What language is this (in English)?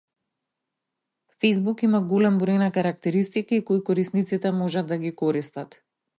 Macedonian